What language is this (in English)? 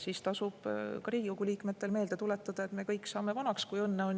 Estonian